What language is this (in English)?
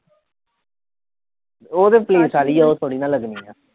Punjabi